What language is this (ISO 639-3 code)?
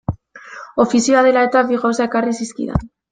eus